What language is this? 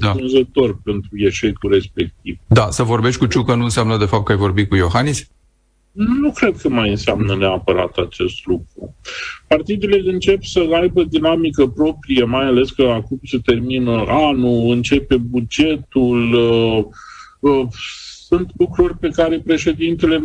Romanian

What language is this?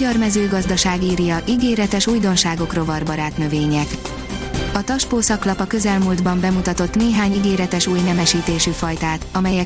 Hungarian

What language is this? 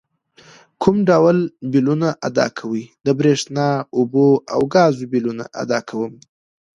Pashto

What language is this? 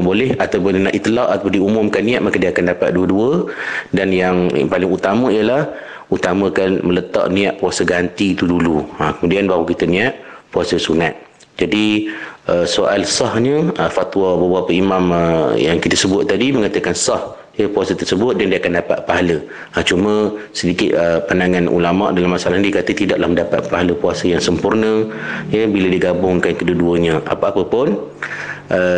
Malay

